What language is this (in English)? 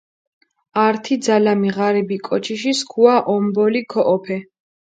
Mingrelian